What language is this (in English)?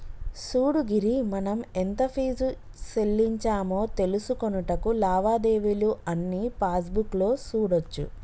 Telugu